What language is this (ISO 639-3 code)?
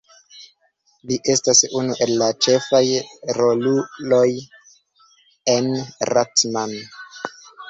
epo